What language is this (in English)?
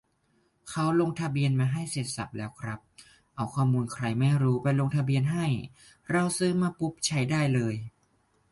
Thai